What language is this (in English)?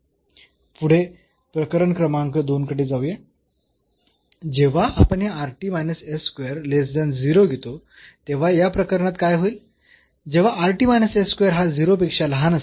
Marathi